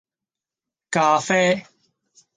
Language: Cantonese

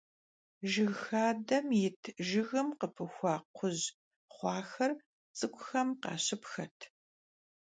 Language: Kabardian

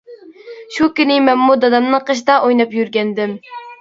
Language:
Uyghur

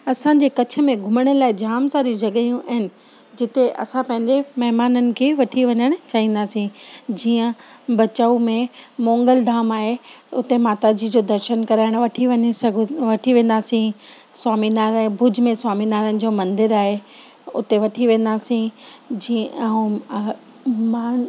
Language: Sindhi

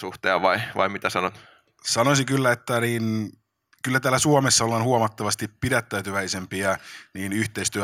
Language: Finnish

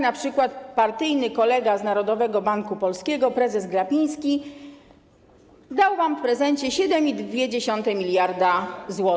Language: Polish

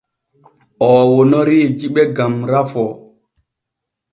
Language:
Borgu Fulfulde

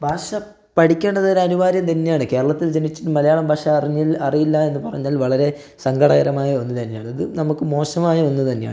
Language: Malayalam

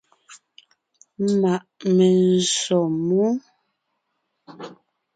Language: Ngiemboon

